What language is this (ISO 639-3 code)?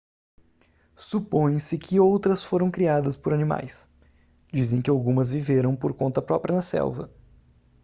por